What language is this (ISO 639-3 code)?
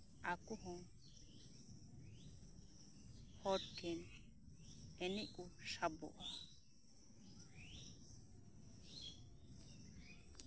sat